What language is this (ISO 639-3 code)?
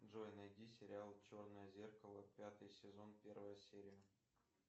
rus